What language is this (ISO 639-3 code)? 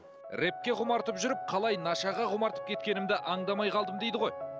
kaz